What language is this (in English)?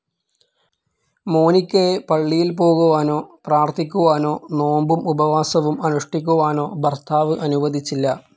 Malayalam